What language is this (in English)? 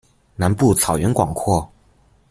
Chinese